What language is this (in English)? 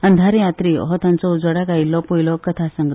Konkani